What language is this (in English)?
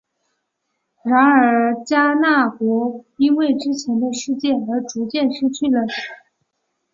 Chinese